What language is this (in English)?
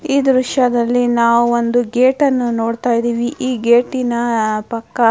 Kannada